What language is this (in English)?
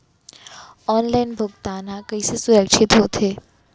Chhattisgarhi